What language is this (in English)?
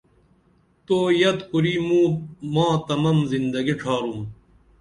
Dameli